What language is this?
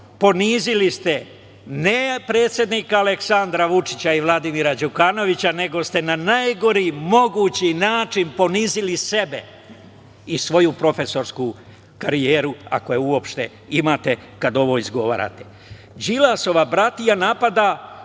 Serbian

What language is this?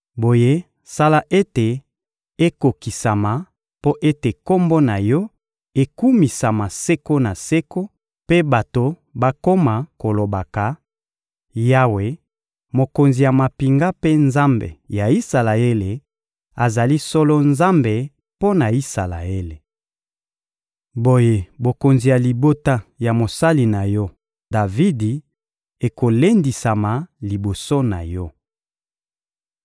Lingala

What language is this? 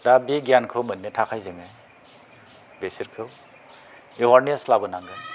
Bodo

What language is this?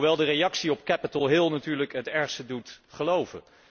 Dutch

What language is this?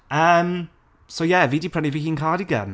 Welsh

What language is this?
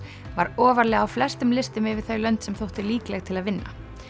Icelandic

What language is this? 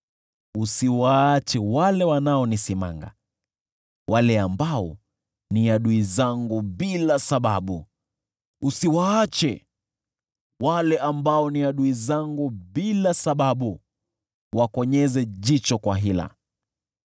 Swahili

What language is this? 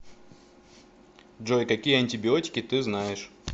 Russian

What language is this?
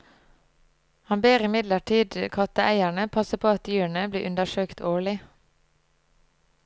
Norwegian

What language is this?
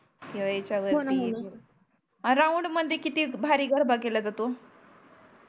Marathi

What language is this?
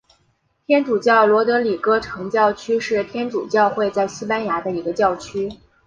Chinese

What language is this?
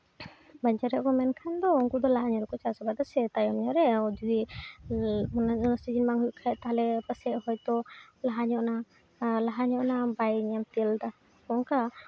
Santali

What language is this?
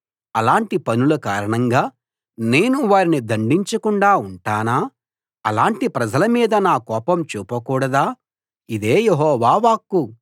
Telugu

